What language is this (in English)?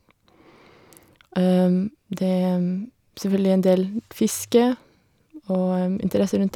Norwegian